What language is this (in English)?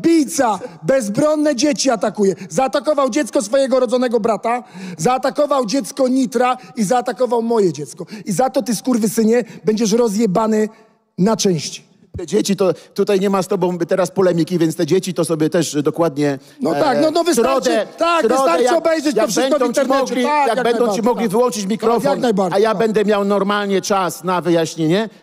Polish